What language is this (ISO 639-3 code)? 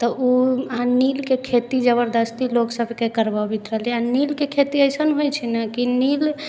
mai